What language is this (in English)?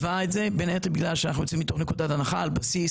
Hebrew